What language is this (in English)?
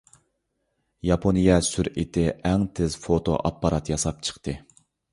Uyghur